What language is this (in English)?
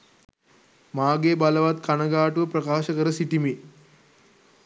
Sinhala